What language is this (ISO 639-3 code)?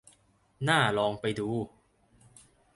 tha